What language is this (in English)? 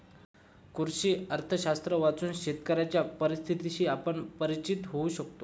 Marathi